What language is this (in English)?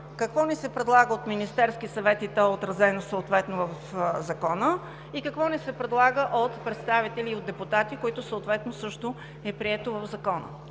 Bulgarian